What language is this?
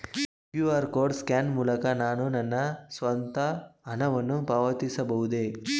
Kannada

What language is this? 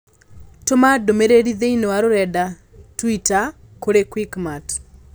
Kikuyu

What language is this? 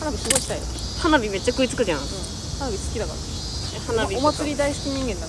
Japanese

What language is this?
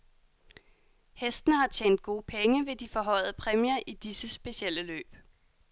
Danish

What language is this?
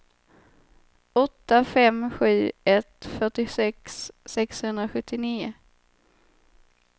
Swedish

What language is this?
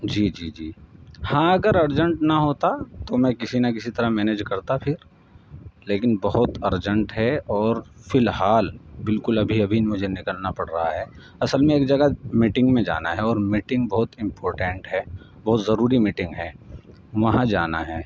Urdu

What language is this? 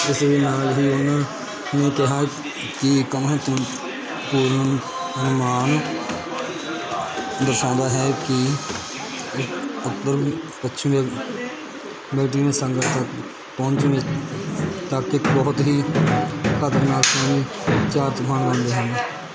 Punjabi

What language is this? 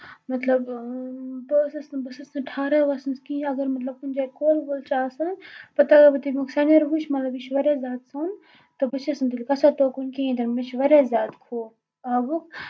Kashmiri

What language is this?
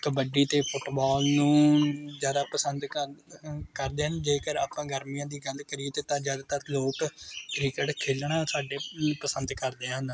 Punjabi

